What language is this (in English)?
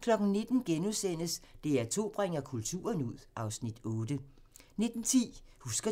Danish